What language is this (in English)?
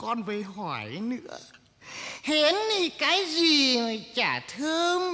Vietnamese